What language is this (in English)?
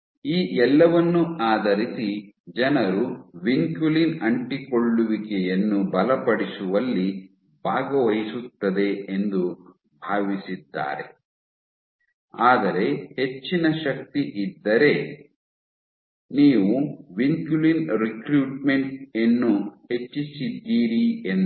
Kannada